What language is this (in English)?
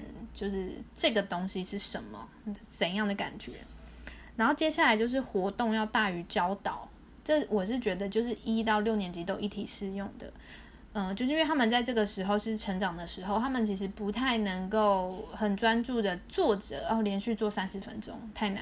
Chinese